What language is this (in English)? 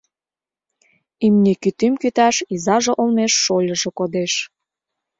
Mari